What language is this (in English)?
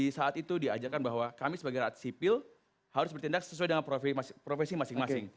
Indonesian